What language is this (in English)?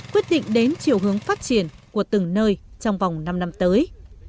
Vietnamese